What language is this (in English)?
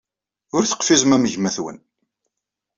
Kabyle